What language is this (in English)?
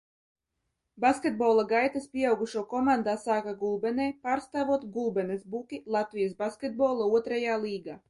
Latvian